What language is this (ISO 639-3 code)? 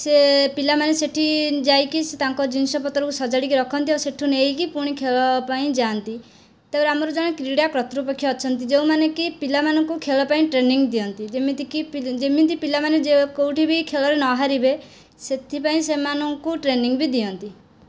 ori